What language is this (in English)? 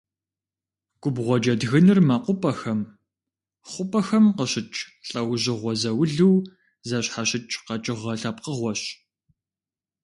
Kabardian